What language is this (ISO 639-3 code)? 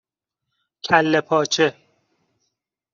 fas